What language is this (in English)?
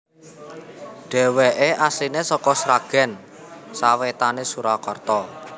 Javanese